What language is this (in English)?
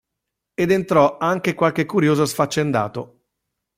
Italian